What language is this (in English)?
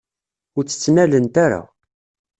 Kabyle